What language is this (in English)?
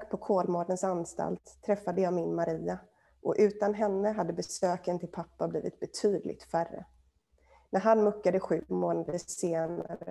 Swedish